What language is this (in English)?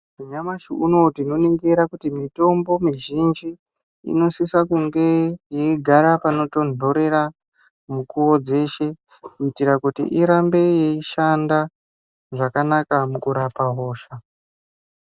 Ndau